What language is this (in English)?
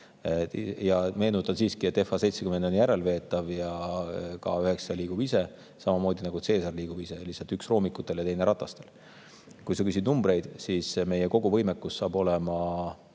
Estonian